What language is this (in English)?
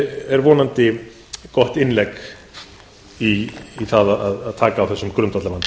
Icelandic